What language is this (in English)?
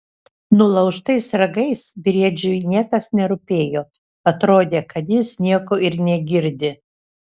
Lithuanian